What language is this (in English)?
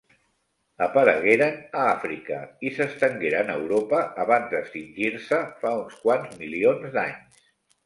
Catalan